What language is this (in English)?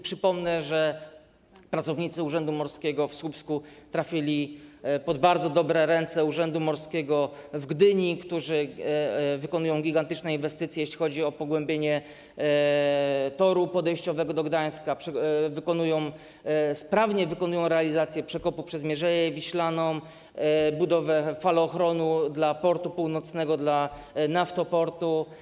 Polish